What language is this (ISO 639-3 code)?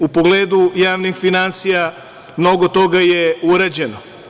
srp